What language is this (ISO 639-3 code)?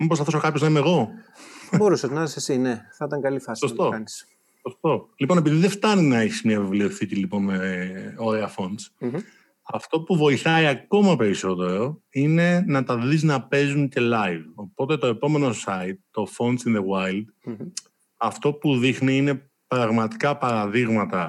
ell